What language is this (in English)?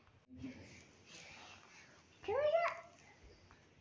Hindi